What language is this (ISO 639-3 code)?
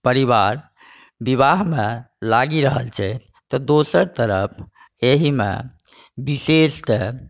mai